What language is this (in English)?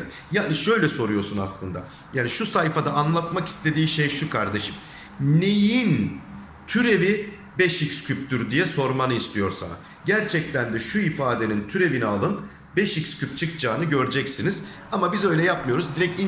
Turkish